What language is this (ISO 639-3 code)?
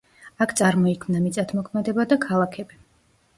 kat